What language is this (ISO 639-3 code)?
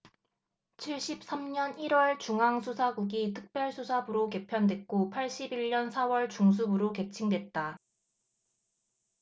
kor